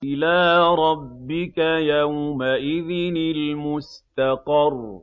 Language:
Arabic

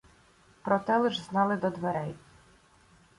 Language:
Ukrainian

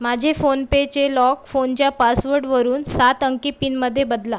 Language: Marathi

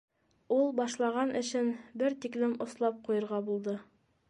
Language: Bashkir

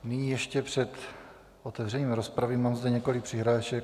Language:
Czech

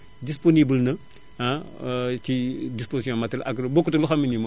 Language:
Wolof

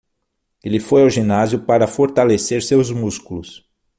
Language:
Portuguese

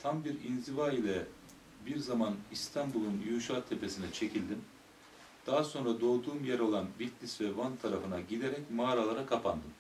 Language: Turkish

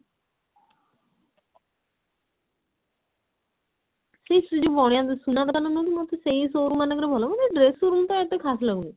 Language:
Odia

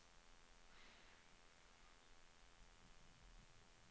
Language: Swedish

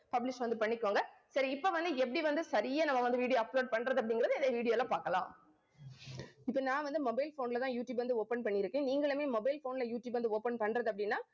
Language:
Tamil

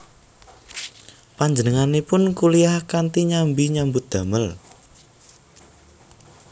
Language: Javanese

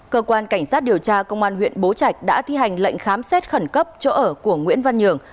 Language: Vietnamese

